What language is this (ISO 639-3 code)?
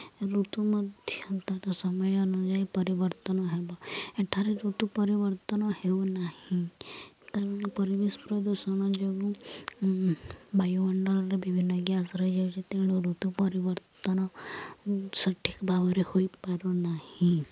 ori